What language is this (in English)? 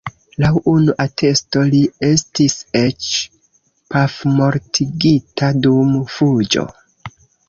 Esperanto